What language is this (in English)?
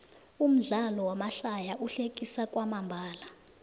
South Ndebele